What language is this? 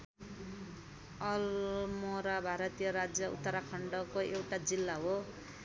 Nepali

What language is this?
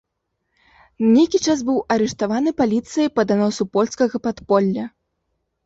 Belarusian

